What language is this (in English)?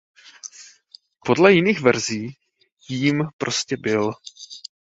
Czech